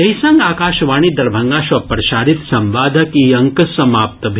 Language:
Maithili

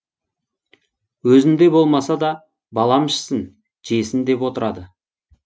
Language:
Kazakh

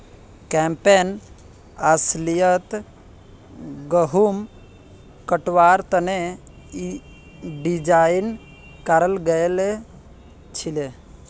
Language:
Magahi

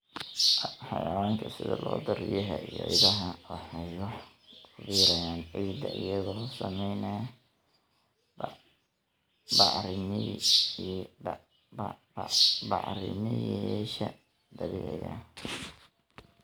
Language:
Somali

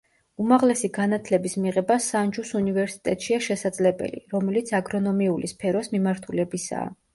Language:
Georgian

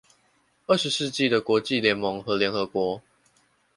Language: Chinese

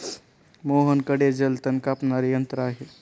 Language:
Marathi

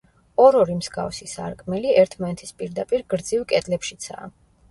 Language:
Georgian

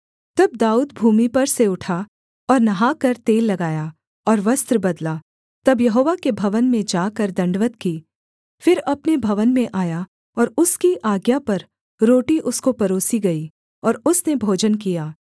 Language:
Hindi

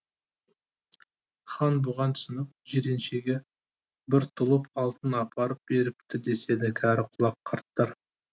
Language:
Kazakh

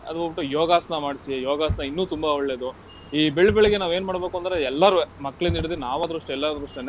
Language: Kannada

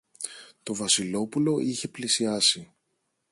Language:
Greek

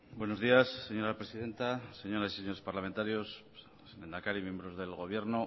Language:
Spanish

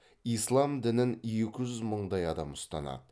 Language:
Kazakh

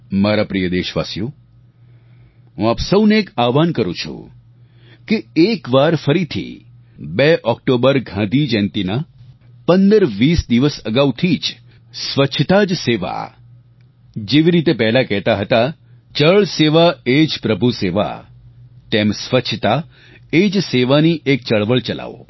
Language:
Gujarati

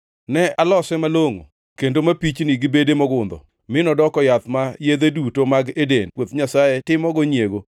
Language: Luo (Kenya and Tanzania)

